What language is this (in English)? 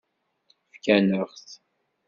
Kabyle